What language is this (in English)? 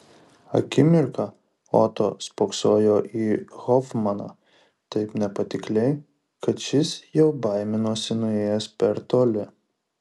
Lithuanian